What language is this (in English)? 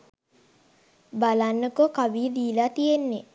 Sinhala